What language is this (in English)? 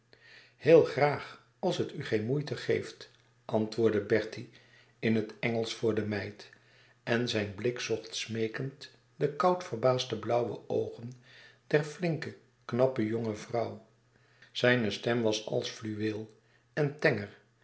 Dutch